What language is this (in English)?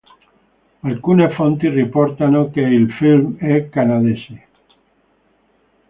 Italian